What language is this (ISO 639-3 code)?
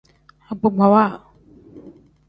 kdh